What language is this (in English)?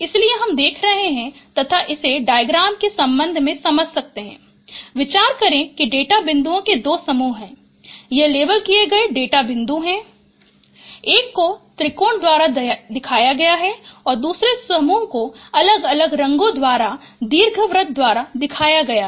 Hindi